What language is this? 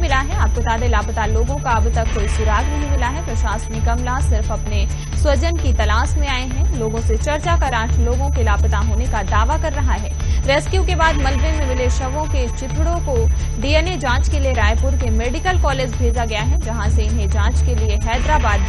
Hindi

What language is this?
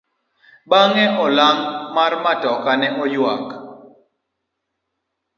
Luo (Kenya and Tanzania)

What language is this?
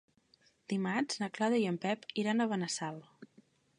Catalan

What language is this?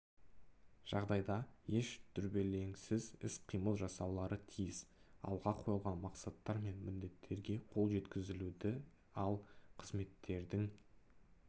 Kazakh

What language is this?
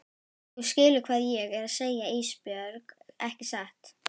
Icelandic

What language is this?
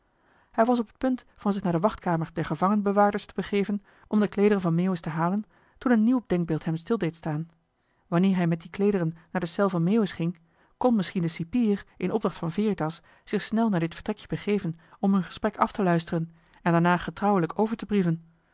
Dutch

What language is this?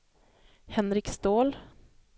Swedish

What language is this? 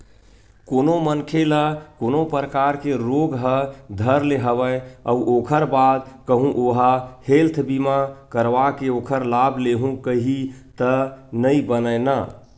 Chhattisgarhi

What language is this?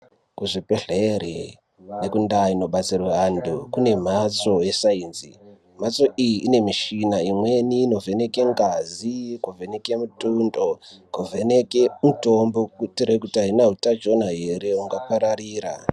Ndau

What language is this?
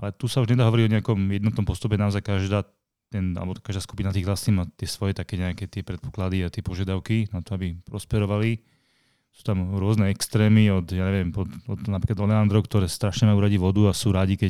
Slovak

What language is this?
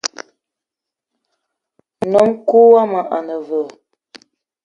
Eton (Cameroon)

